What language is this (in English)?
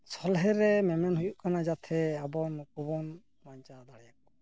Santali